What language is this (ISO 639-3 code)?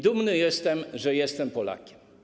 pol